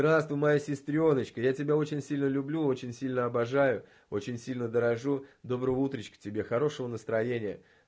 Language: Russian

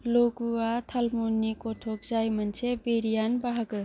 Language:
Bodo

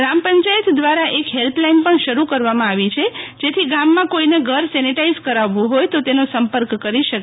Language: Gujarati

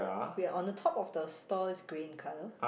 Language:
English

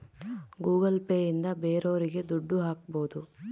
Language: Kannada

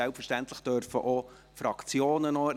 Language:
Swiss German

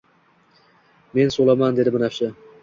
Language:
Uzbek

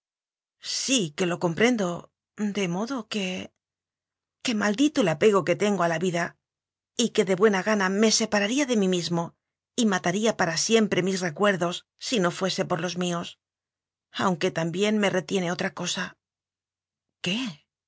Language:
Spanish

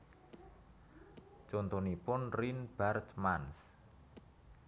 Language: Javanese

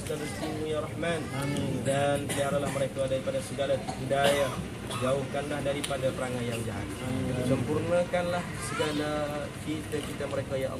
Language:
Malay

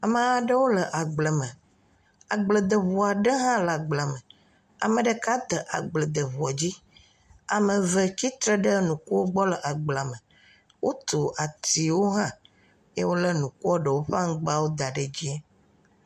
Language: Ewe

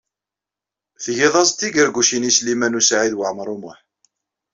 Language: Kabyle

